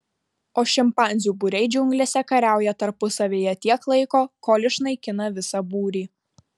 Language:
Lithuanian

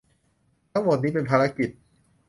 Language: Thai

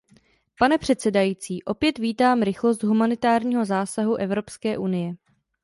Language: Czech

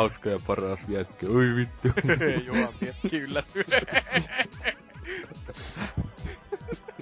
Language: Finnish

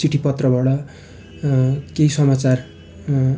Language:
Nepali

